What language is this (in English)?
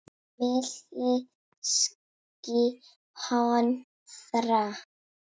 Icelandic